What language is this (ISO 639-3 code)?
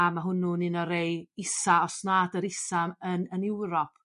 cym